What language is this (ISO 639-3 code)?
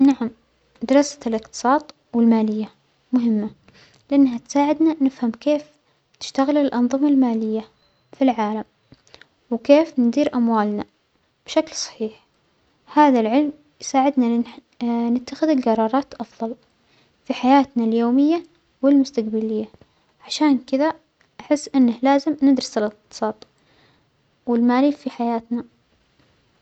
acx